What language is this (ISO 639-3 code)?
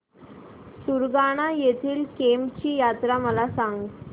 mar